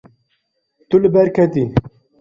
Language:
Kurdish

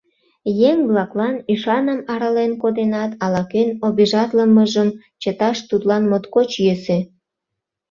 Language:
Mari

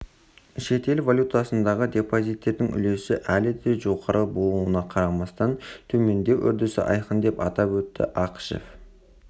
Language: Kazakh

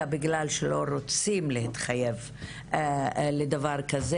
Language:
Hebrew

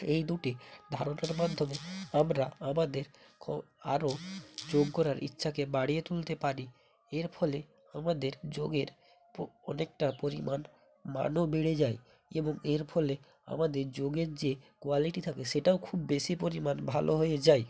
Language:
Bangla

